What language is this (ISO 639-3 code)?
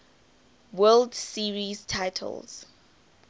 eng